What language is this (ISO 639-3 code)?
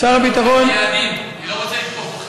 heb